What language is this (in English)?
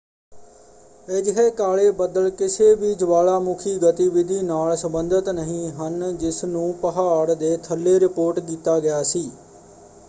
Punjabi